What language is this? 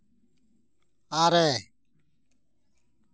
Santali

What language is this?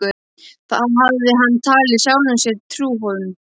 Icelandic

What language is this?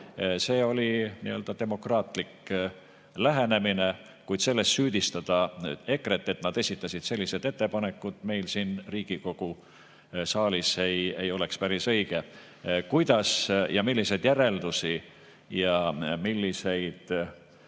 Estonian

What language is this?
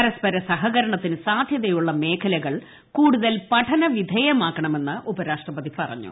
Malayalam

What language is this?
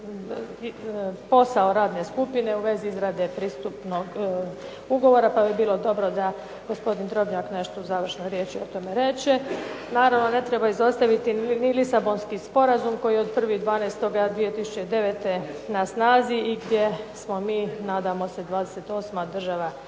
Croatian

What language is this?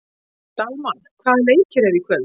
Icelandic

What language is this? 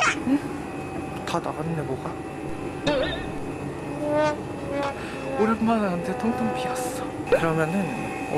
Korean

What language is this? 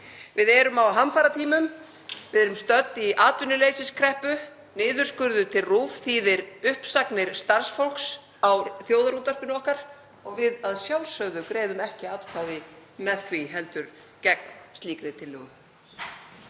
Icelandic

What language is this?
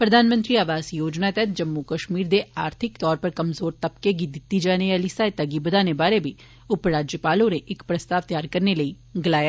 Dogri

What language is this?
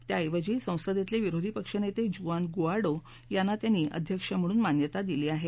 Marathi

